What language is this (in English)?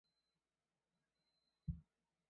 Chinese